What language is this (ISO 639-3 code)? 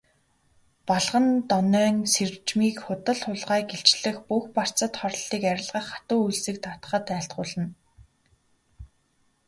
mon